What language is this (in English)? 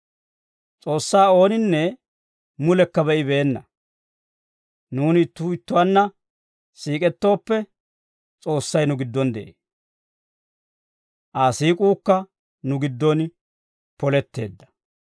Dawro